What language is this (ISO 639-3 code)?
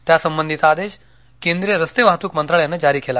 mar